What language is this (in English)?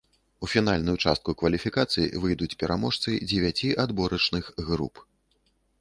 Belarusian